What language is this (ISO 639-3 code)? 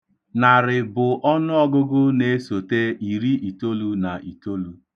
ibo